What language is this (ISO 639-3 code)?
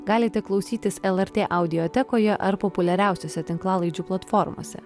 lit